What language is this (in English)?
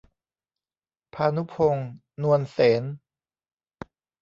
Thai